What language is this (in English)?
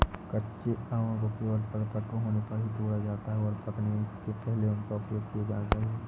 Hindi